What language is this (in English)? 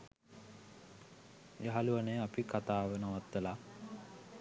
Sinhala